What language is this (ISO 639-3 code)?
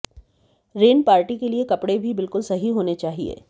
hin